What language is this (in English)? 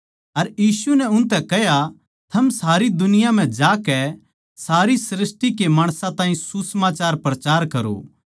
Haryanvi